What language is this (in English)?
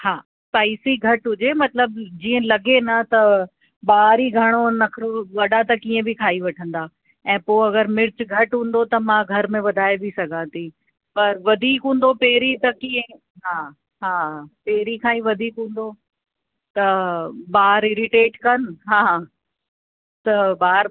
Sindhi